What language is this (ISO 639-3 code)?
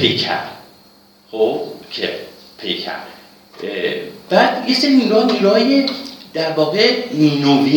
fas